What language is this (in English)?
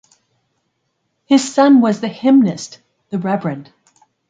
English